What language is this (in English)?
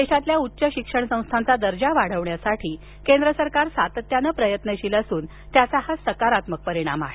Marathi